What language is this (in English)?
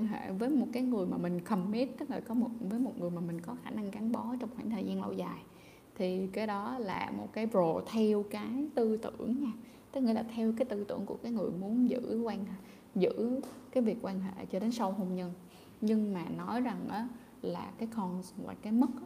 Vietnamese